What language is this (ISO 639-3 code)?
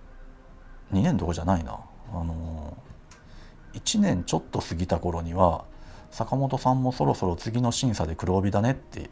jpn